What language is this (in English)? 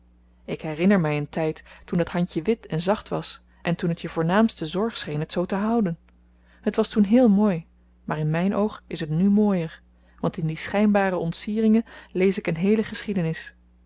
Dutch